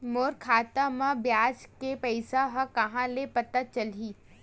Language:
Chhattisgarhi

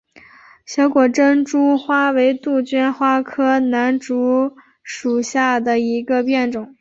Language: Chinese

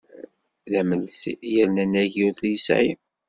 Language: Kabyle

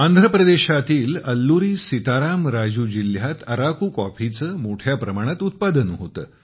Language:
Marathi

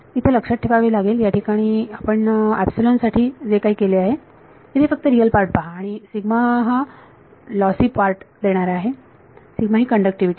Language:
Marathi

